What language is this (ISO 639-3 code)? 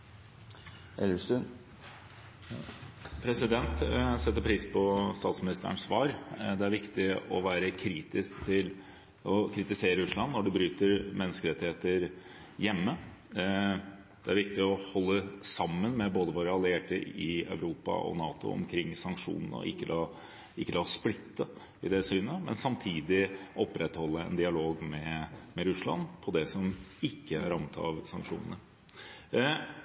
nor